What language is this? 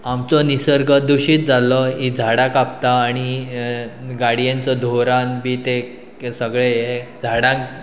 Konkani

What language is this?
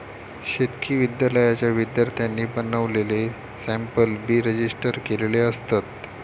Marathi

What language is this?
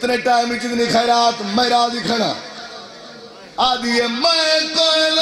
Arabic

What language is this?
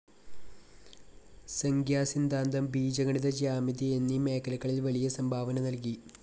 Malayalam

